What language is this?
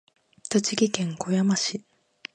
Japanese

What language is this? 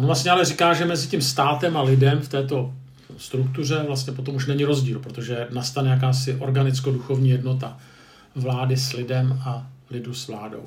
Czech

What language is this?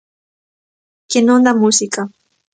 Galician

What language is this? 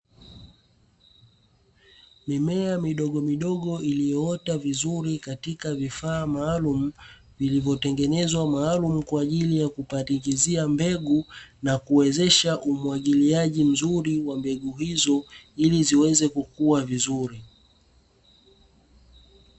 Swahili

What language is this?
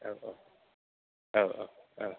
Bodo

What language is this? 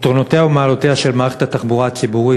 Hebrew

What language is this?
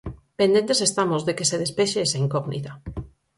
Galician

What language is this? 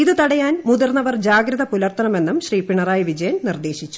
Malayalam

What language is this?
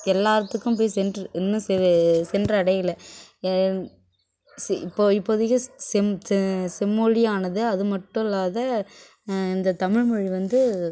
Tamil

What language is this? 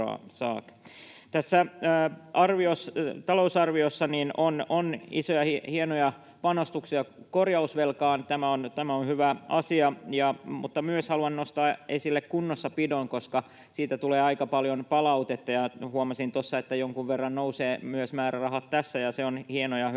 Finnish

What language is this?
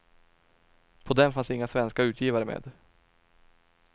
Swedish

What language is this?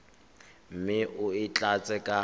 Tswana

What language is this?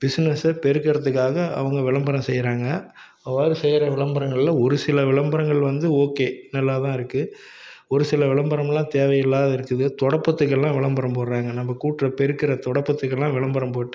Tamil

